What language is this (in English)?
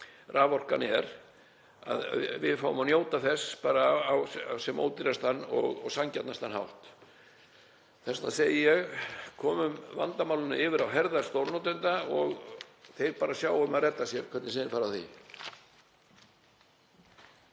Icelandic